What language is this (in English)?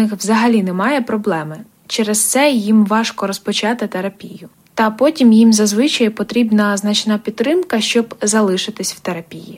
Ukrainian